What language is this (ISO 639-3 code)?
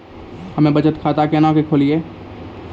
mai